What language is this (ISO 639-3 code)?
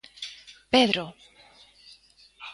glg